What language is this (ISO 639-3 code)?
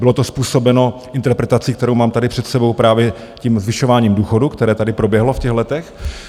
ces